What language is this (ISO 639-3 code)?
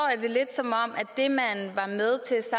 dan